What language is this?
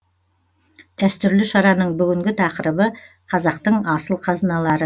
Kazakh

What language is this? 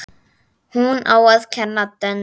Icelandic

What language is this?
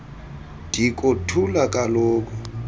Xhosa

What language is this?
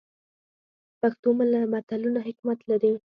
Pashto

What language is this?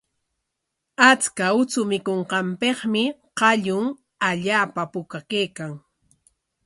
Corongo Ancash Quechua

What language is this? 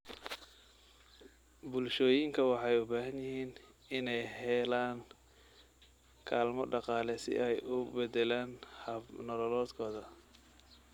Somali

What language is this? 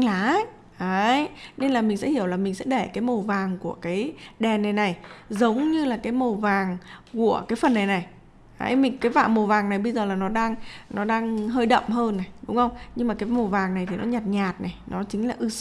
Vietnamese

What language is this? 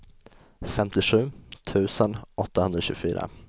Swedish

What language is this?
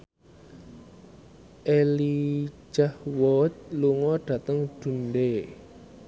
Javanese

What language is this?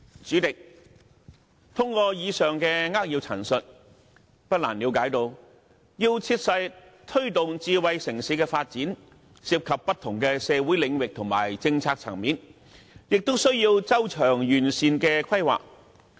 Cantonese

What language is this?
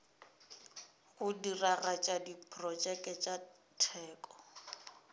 Northern Sotho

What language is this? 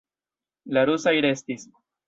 Esperanto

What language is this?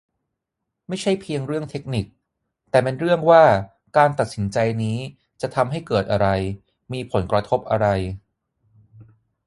Thai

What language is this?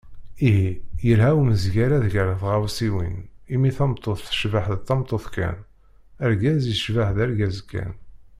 Kabyle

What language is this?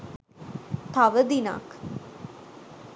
Sinhala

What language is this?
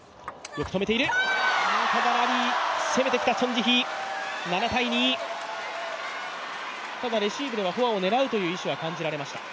Japanese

